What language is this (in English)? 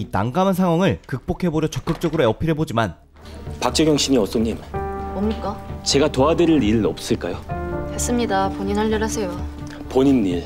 Korean